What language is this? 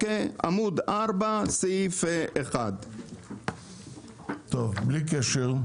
Hebrew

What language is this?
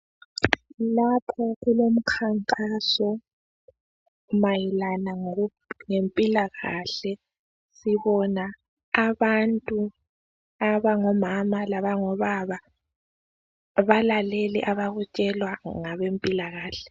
North Ndebele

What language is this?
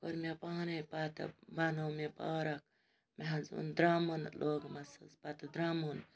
Kashmiri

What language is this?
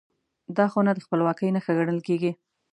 Pashto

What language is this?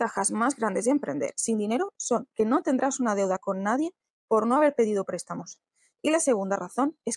Spanish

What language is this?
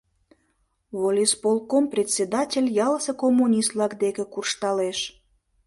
Mari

